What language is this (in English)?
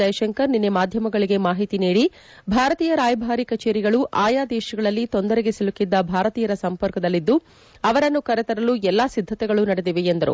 Kannada